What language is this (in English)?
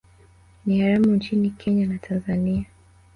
Swahili